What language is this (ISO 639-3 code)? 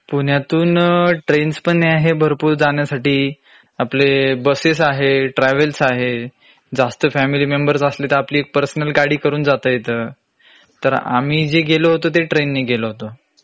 mar